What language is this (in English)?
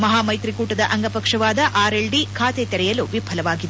Kannada